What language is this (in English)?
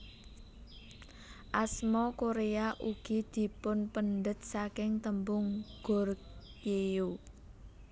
Javanese